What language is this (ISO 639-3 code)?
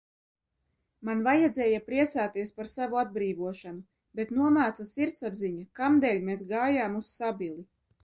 lav